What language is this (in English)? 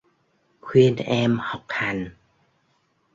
Vietnamese